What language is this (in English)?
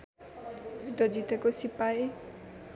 Nepali